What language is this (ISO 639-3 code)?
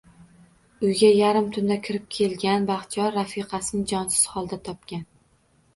uzb